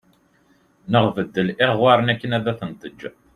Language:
Kabyle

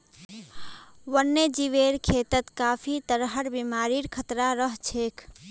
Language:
Magahi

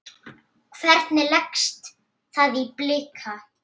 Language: Icelandic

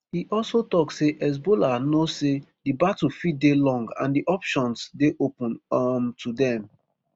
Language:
Nigerian Pidgin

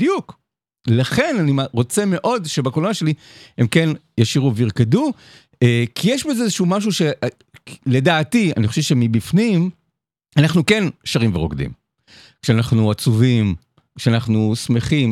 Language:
Hebrew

